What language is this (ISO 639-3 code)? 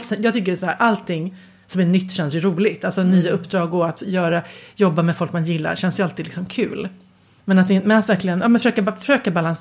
swe